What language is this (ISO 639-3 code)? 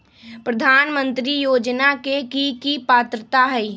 mag